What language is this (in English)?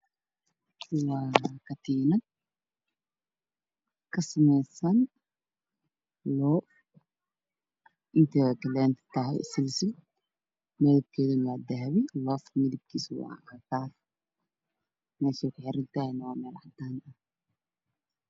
Somali